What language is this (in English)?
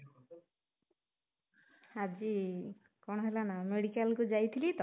Odia